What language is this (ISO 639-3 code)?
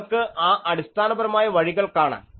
mal